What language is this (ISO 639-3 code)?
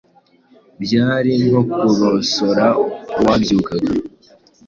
kin